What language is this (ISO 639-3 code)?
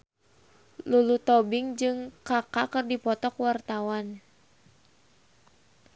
sun